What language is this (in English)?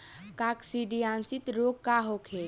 Bhojpuri